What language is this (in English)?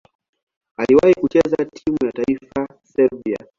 Swahili